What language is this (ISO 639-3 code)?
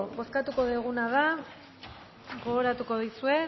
eus